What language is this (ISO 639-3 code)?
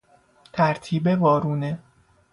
fas